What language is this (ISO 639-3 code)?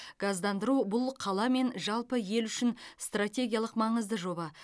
kaz